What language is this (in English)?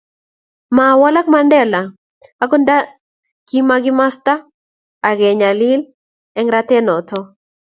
Kalenjin